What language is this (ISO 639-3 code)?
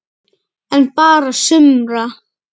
isl